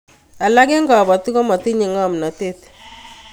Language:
Kalenjin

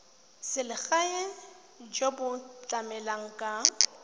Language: Tswana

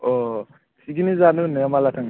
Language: Bodo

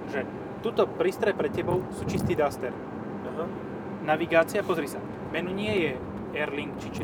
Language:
Slovak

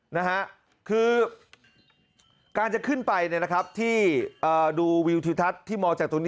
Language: Thai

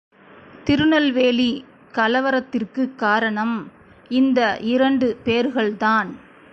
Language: Tamil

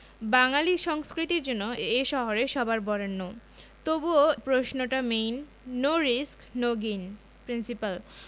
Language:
Bangla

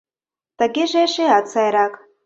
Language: Mari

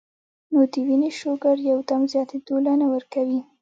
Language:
Pashto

